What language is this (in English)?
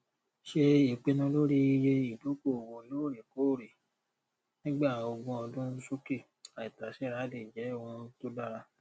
Yoruba